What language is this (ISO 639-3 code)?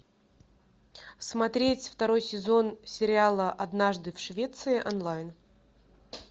rus